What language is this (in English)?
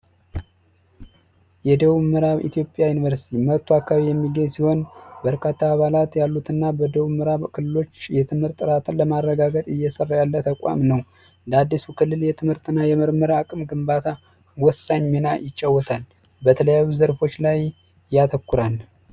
Amharic